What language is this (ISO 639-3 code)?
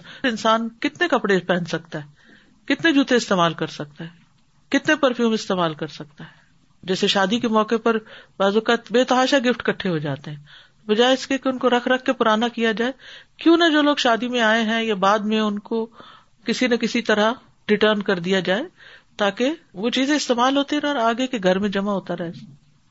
urd